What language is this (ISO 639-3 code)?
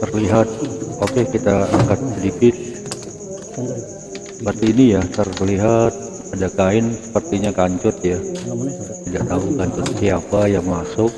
ind